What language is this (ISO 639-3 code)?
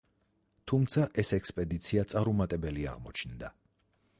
kat